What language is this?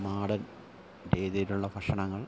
Malayalam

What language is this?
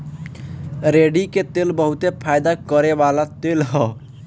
Bhojpuri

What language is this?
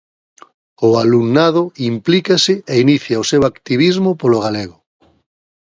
Galician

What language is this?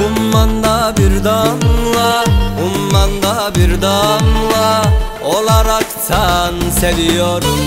Turkish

